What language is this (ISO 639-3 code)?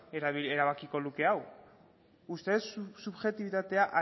eus